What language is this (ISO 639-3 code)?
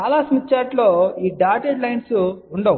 tel